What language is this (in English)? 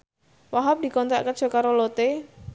Javanese